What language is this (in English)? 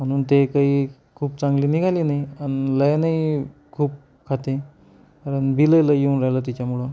Marathi